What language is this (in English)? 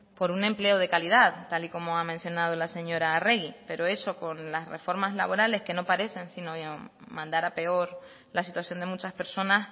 Spanish